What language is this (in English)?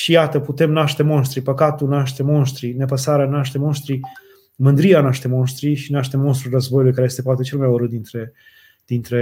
Romanian